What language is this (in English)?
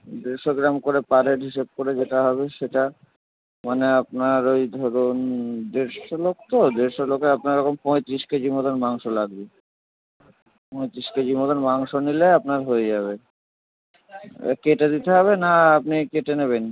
Bangla